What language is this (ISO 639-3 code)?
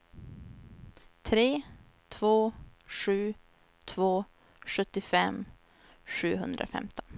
swe